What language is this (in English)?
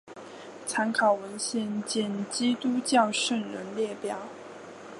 Chinese